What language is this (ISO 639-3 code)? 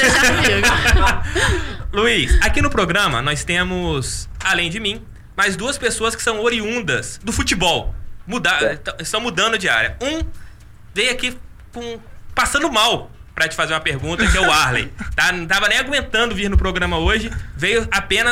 por